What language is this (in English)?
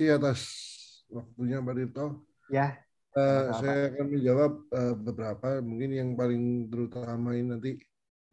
Indonesian